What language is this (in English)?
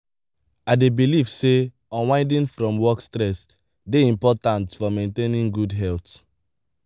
Nigerian Pidgin